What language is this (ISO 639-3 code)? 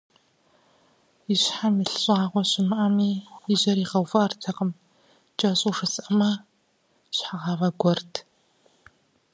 kbd